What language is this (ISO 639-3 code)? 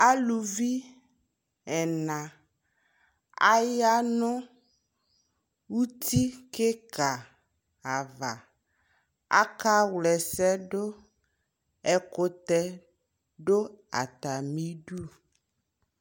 kpo